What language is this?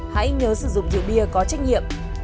Vietnamese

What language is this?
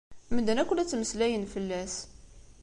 Kabyle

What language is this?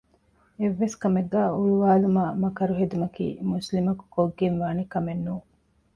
Divehi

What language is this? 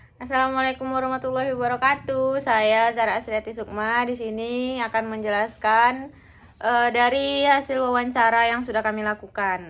Indonesian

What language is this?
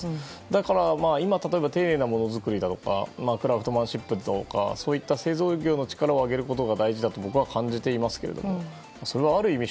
Japanese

